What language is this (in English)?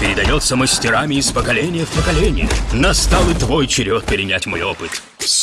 Russian